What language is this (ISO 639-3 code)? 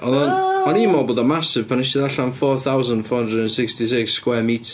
cym